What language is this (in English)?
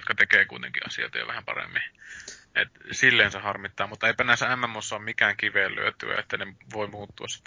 Finnish